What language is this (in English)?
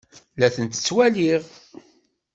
Kabyle